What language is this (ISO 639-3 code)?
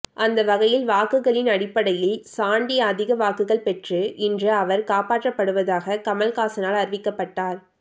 tam